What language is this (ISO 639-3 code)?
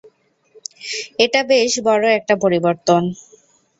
ben